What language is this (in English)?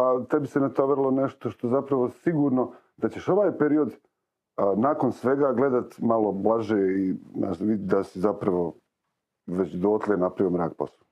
Croatian